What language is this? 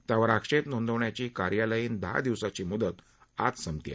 Marathi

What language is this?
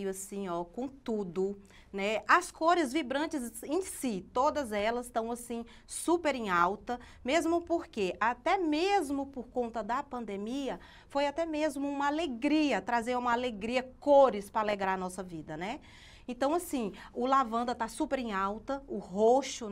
Portuguese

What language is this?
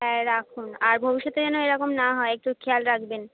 Bangla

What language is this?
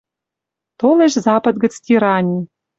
Western Mari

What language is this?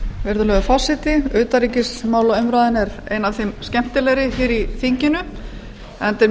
Icelandic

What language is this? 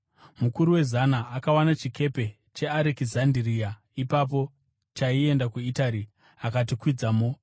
Shona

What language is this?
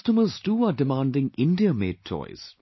English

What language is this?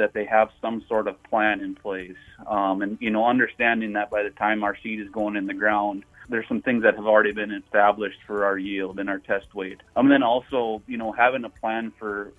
English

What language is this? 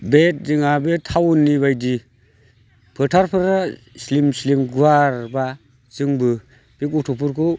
Bodo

